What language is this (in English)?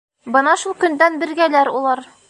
Bashkir